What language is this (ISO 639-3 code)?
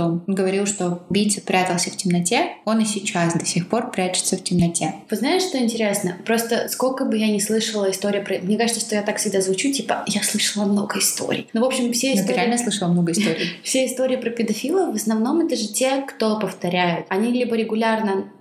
rus